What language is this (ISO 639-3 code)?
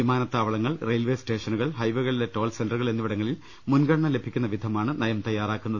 mal